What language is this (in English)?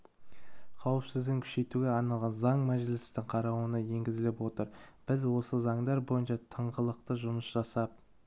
Kazakh